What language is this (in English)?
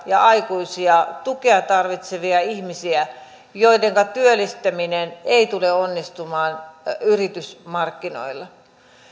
Finnish